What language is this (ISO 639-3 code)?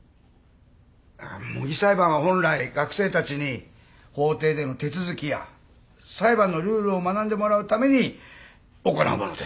jpn